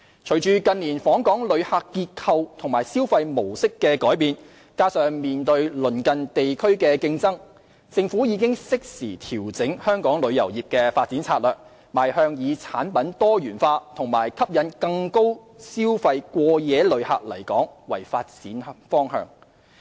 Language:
Cantonese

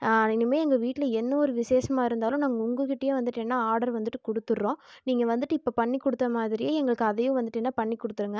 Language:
Tamil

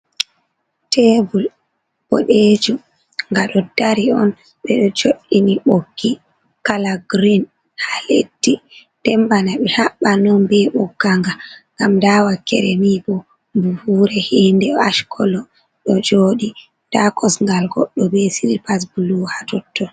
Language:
Fula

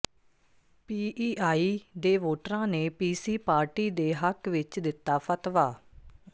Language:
Punjabi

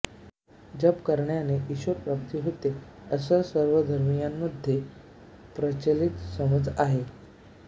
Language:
Marathi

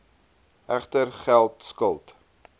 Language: Afrikaans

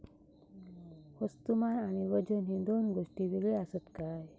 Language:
Marathi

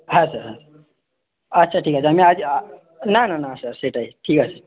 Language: Bangla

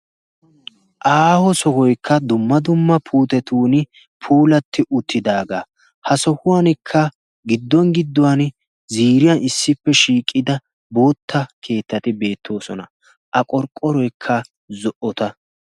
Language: Wolaytta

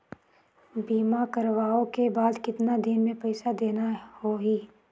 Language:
Chhattisgarhi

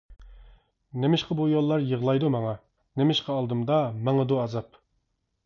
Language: Uyghur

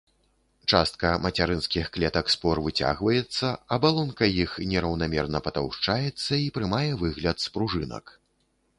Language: Belarusian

